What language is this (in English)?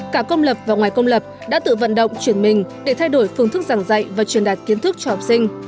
Vietnamese